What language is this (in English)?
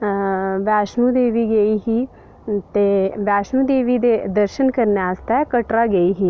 Dogri